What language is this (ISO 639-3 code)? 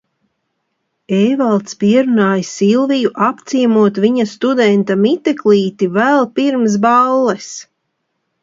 lav